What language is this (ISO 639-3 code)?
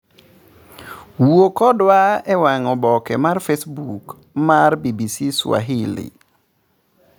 luo